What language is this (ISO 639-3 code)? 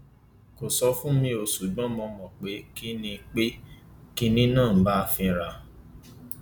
yor